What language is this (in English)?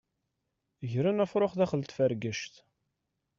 Kabyle